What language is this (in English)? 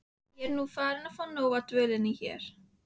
Icelandic